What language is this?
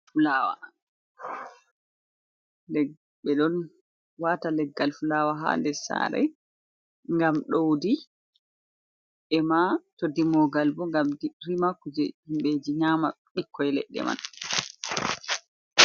Fula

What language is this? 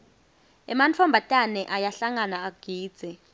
Swati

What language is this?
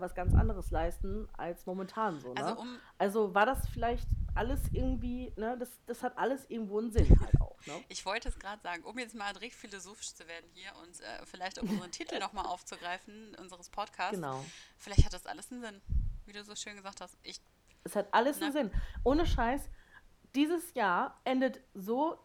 German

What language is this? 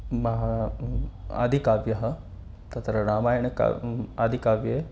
Sanskrit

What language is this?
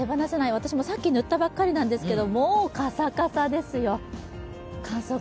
Japanese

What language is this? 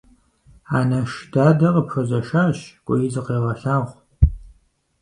Kabardian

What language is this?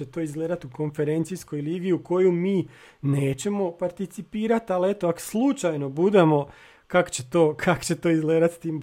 Croatian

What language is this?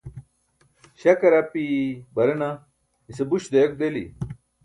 Burushaski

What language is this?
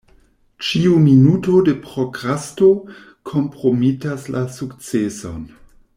Esperanto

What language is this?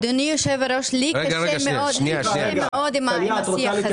Hebrew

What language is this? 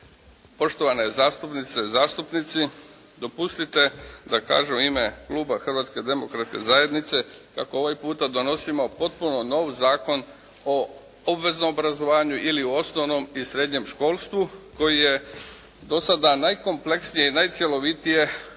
Croatian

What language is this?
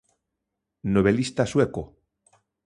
Galician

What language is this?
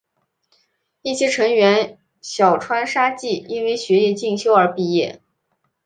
Chinese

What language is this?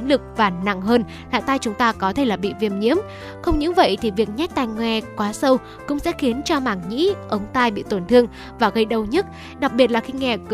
Vietnamese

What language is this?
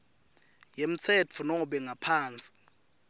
Swati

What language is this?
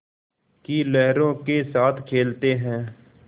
Hindi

